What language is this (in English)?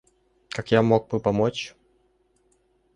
Russian